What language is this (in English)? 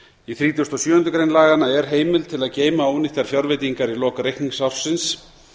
Icelandic